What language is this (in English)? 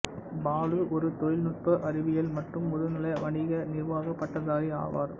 Tamil